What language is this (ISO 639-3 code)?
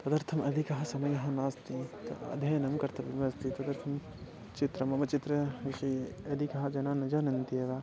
san